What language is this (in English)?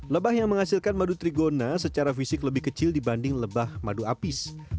Indonesian